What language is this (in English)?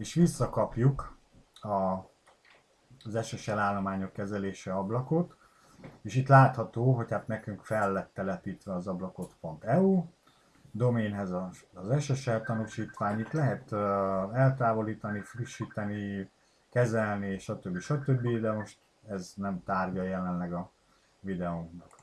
Hungarian